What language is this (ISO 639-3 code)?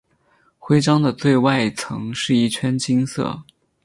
zho